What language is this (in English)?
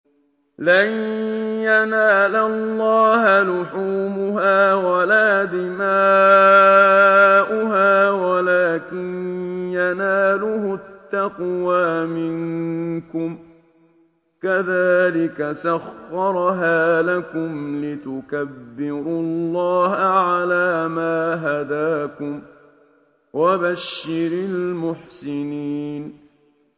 Arabic